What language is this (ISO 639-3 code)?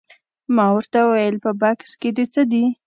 pus